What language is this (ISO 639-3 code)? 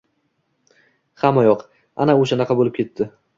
uzb